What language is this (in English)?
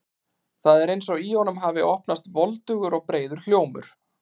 Icelandic